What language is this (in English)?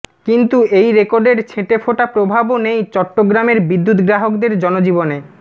Bangla